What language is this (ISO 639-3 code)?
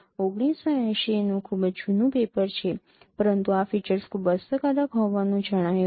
guj